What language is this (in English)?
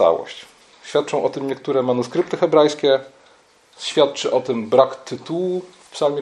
Polish